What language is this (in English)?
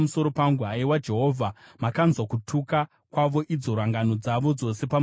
Shona